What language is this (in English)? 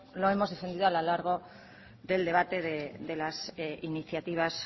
Spanish